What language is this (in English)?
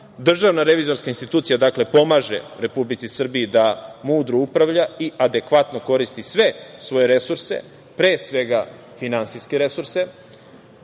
Serbian